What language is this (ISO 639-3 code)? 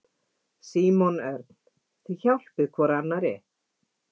isl